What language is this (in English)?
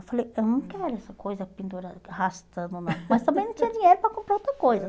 Portuguese